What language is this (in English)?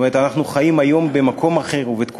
Hebrew